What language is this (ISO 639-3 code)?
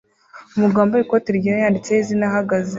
kin